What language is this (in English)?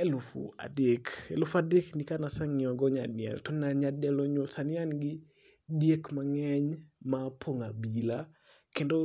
Luo (Kenya and Tanzania)